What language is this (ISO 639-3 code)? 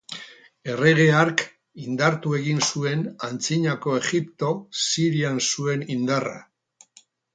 eus